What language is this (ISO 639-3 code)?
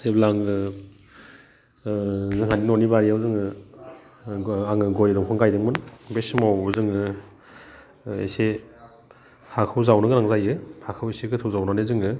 brx